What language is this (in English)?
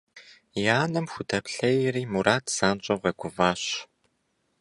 Kabardian